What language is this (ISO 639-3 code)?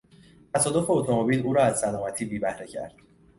fas